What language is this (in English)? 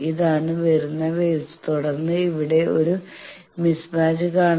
Malayalam